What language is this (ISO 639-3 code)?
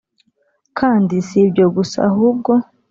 kin